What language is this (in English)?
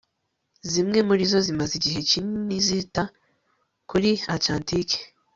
Kinyarwanda